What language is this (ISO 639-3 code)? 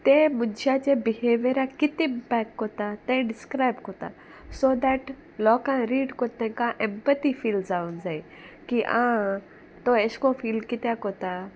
kok